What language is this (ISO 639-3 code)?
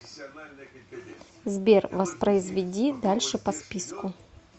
rus